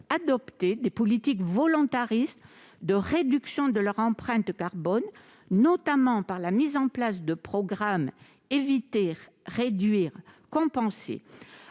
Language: French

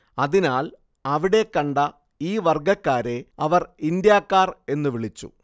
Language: Malayalam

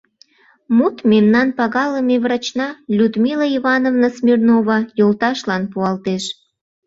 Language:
Mari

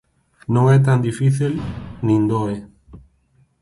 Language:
Galician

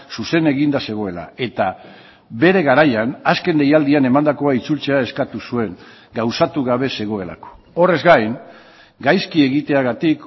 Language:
Basque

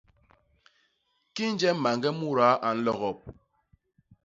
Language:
Basaa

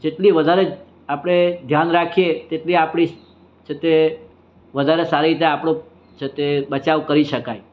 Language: Gujarati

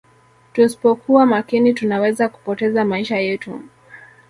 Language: Swahili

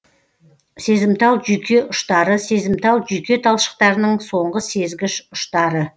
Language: Kazakh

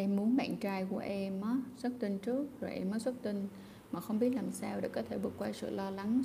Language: Vietnamese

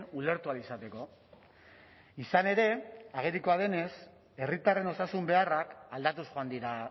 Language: Basque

